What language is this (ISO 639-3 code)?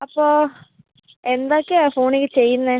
mal